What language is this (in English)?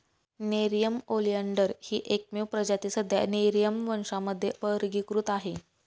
Marathi